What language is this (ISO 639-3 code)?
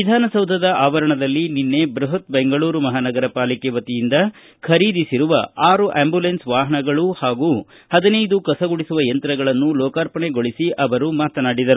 kan